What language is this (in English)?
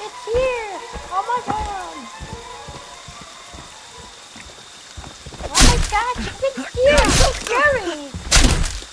English